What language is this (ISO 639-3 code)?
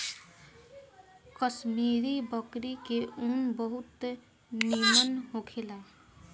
bho